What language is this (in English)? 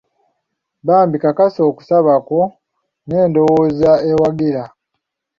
Ganda